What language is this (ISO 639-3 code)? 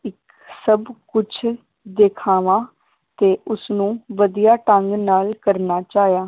pan